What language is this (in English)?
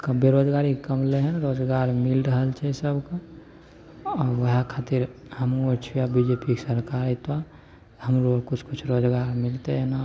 Maithili